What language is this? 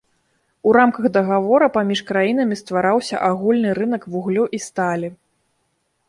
Belarusian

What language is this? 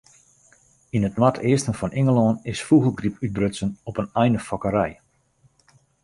Western Frisian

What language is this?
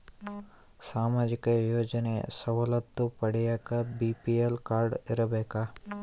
Kannada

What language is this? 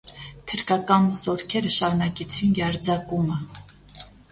Armenian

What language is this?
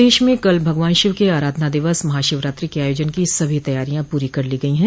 Hindi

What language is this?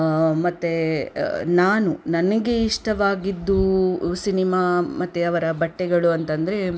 Kannada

